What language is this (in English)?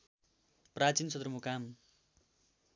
Nepali